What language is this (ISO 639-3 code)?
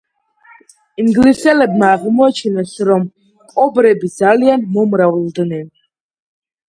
kat